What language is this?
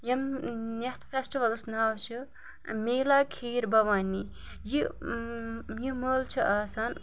Kashmiri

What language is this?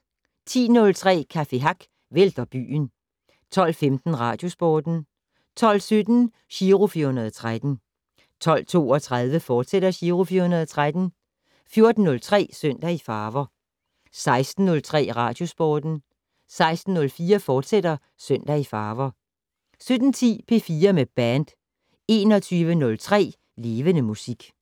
Danish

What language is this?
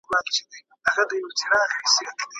Pashto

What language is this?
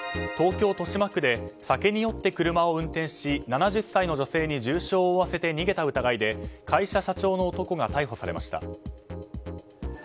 Japanese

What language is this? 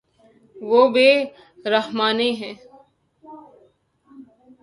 Urdu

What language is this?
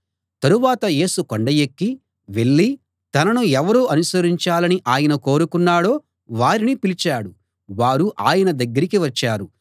Telugu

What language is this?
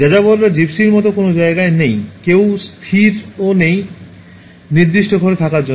Bangla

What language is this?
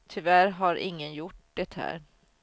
Swedish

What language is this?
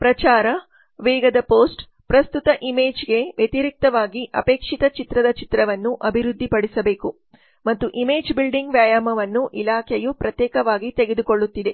Kannada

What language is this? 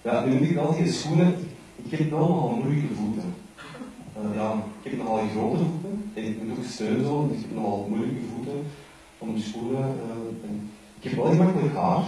Dutch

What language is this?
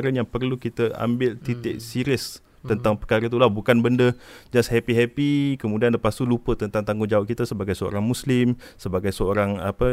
Malay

